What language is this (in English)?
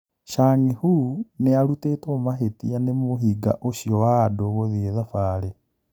Kikuyu